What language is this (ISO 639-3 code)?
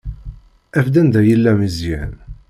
kab